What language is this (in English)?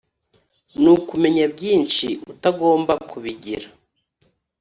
Kinyarwanda